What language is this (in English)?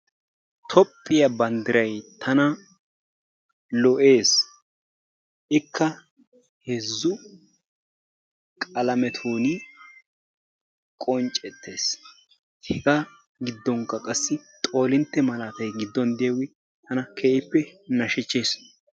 Wolaytta